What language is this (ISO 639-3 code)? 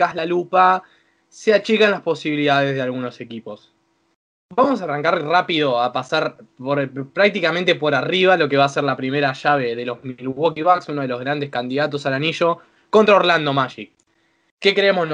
spa